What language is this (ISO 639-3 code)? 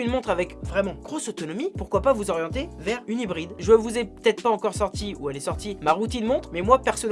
fra